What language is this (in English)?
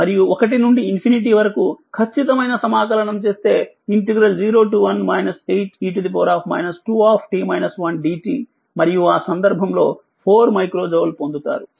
Telugu